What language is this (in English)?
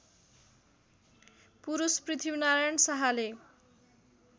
Nepali